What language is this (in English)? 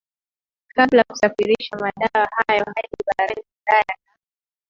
Swahili